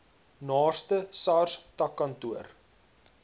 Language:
Afrikaans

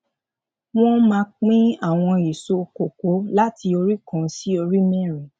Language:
Yoruba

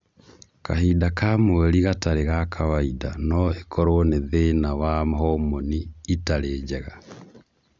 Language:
Kikuyu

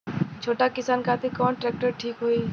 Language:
Bhojpuri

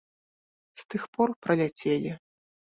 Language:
Belarusian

